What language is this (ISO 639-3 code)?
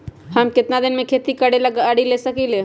mag